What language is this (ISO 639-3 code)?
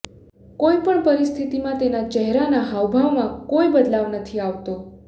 guj